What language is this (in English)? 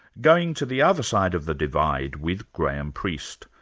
English